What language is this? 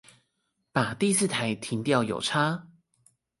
Chinese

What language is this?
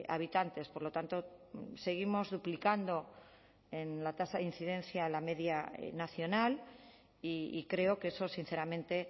Spanish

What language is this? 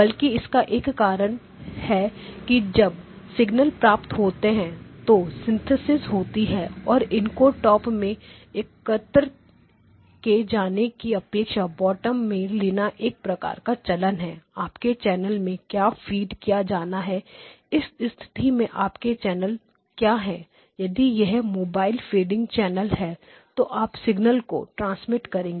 Hindi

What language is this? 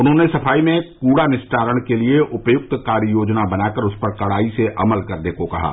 Hindi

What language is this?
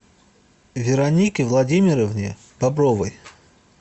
Russian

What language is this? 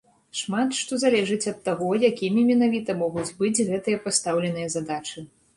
Belarusian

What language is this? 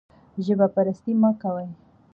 Pashto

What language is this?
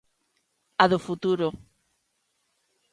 Galician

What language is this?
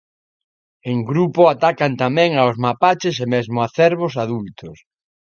Galician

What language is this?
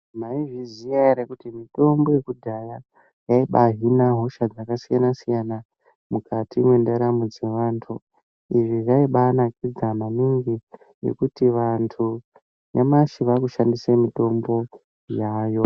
Ndau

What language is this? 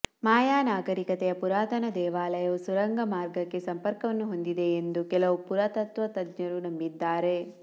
Kannada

